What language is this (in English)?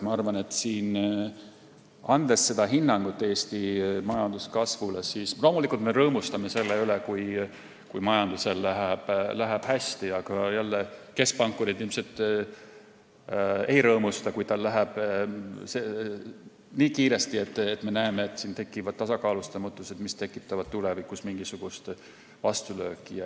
Estonian